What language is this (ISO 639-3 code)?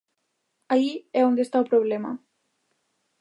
glg